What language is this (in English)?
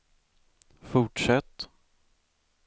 Swedish